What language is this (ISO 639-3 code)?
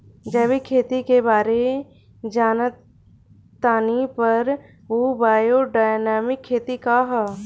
bho